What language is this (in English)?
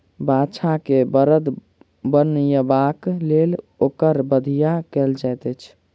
Maithili